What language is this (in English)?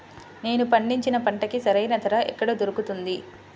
Telugu